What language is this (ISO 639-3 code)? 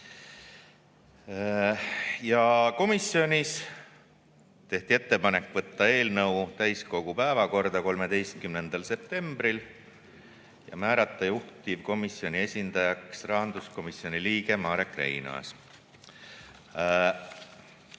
est